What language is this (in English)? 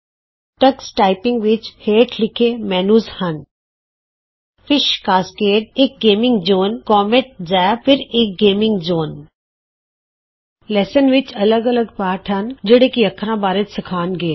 Punjabi